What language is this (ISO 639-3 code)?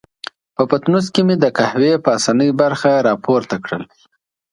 pus